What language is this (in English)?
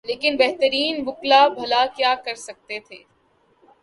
Urdu